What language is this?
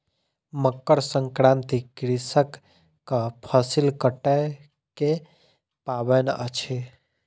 Maithili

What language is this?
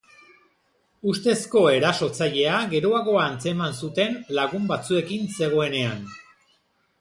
Basque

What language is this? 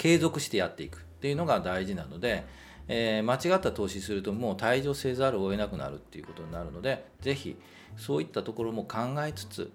Japanese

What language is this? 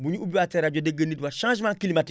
Wolof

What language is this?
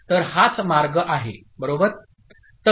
Marathi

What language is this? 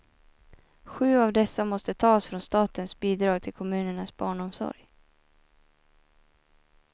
Swedish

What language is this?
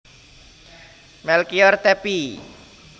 Javanese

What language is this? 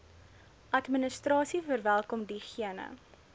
Afrikaans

